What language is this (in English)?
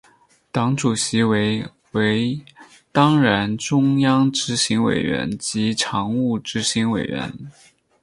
Chinese